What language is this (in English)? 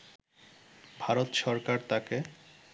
Bangla